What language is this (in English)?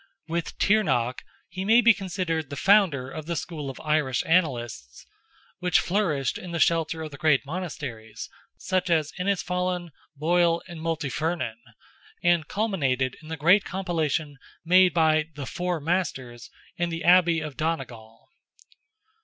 English